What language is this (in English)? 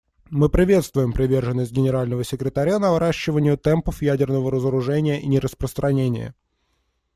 Russian